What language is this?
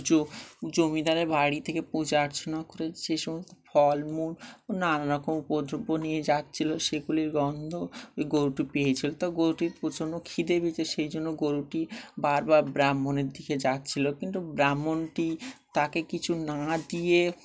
Bangla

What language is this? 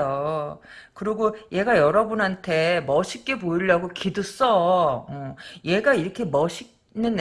Korean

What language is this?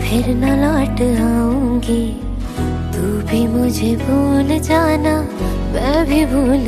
Persian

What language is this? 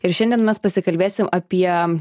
Lithuanian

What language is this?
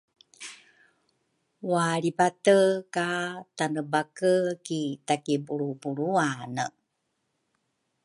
Rukai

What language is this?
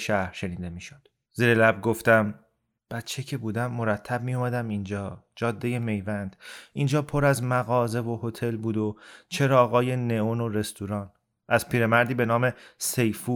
Persian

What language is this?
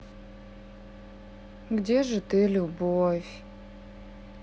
Russian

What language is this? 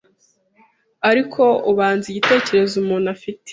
Kinyarwanda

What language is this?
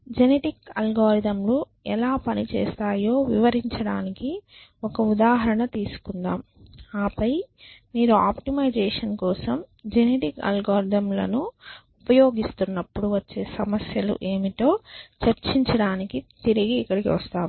Telugu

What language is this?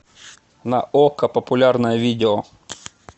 Russian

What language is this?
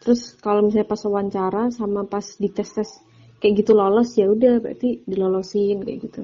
Indonesian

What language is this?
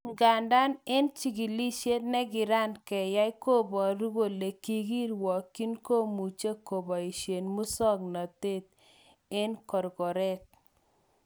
Kalenjin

